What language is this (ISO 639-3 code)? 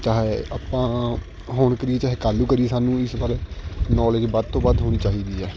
pan